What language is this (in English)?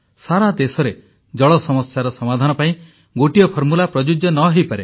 Odia